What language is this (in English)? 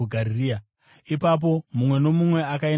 Shona